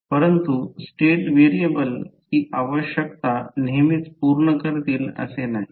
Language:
Marathi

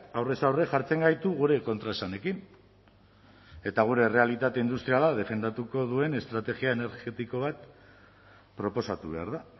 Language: Basque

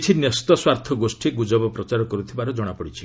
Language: Odia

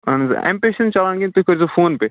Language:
Kashmiri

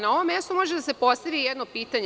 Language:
Serbian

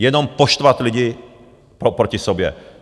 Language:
Czech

